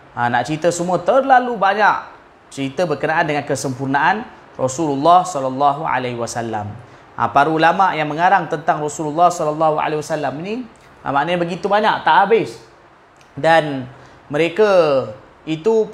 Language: Malay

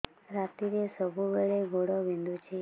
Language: Odia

